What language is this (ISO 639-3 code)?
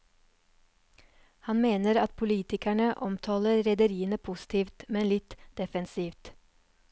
nor